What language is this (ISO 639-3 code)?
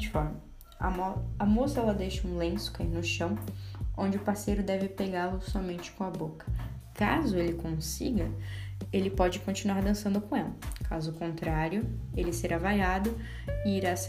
por